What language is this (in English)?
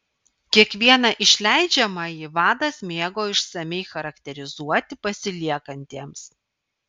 Lithuanian